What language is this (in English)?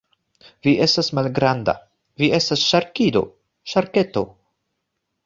Esperanto